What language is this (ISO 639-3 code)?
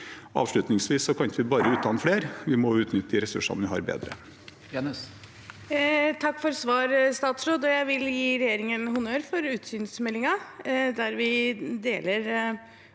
nor